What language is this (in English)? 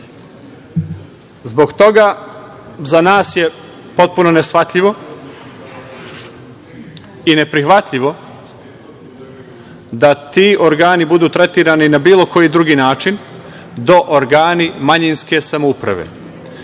Serbian